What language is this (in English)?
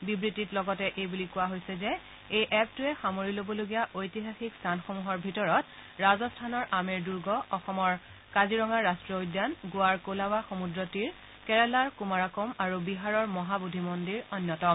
Assamese